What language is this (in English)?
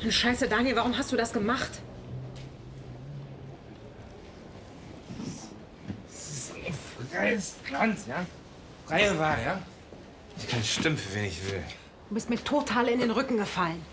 German